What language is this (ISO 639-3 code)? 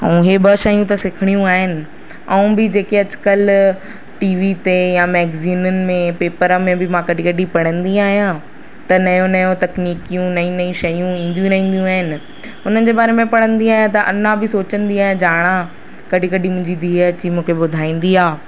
snd